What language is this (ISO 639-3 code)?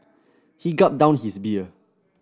eng